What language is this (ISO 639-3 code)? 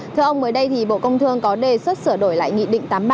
vie